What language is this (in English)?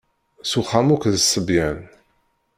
Kabyle